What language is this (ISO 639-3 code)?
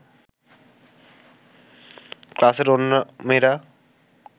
ben